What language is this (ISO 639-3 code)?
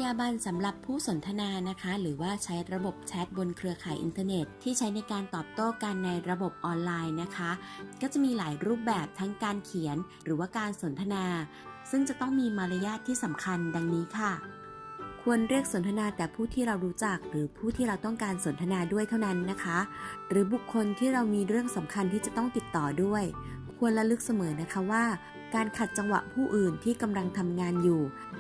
tha